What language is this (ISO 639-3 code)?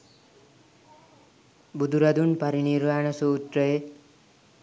sin